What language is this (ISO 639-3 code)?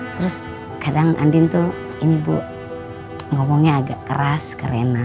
ind